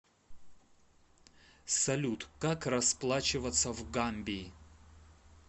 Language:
Russian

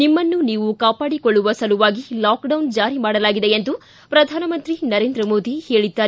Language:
Kannada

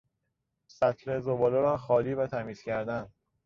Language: Persian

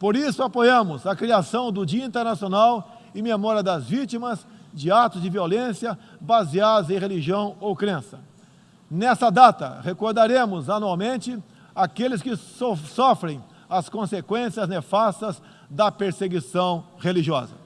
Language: Portuguese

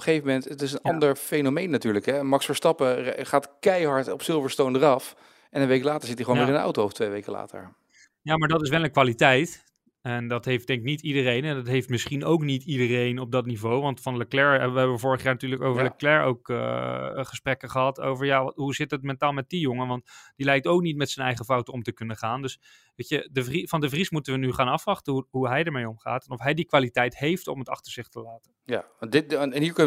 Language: Dutch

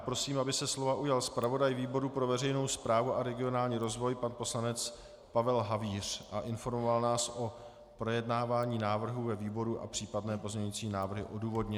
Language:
Czech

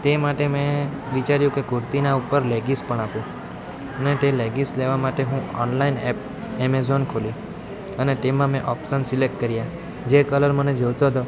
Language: Gujarati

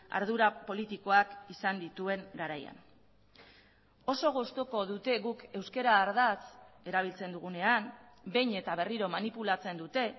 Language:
Basque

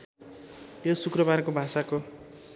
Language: Nepali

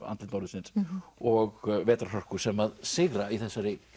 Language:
Icelandic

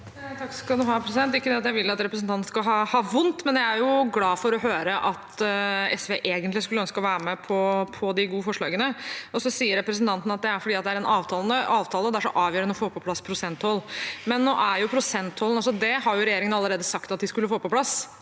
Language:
Norwegian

